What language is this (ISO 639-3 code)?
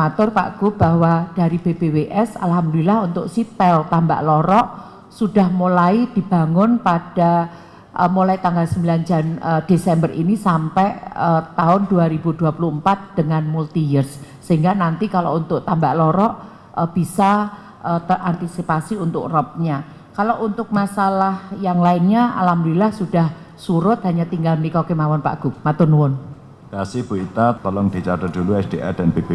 ind